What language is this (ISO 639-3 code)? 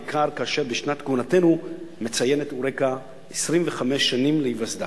heb